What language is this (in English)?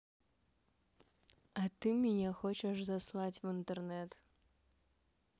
Russian